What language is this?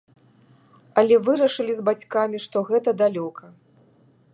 Belarusian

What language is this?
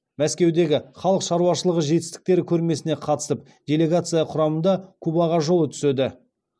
Kazakh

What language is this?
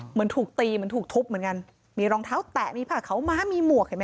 Thai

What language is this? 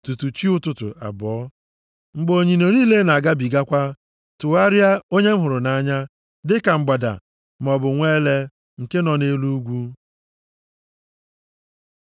Igbo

